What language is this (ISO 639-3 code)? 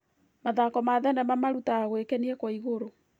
kik